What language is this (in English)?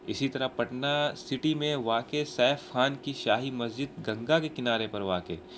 Urdu